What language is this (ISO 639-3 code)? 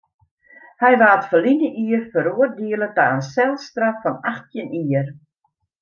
fry